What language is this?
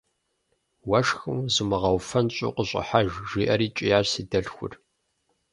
Kabardian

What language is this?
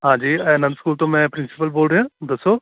Punjabi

